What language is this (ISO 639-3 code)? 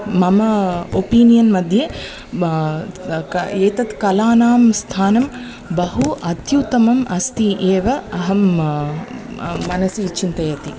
san